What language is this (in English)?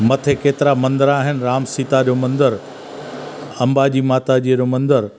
Sindhi